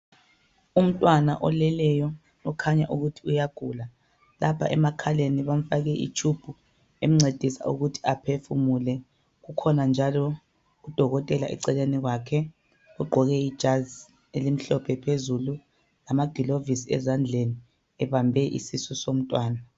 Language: North Ndebele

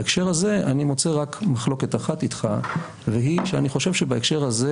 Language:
Hebrew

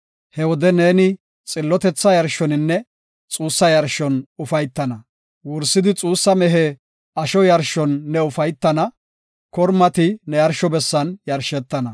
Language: Gofa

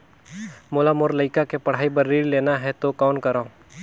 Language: Chhattisgarhi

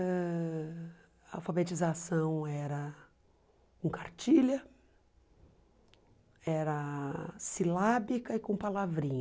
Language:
Portuguese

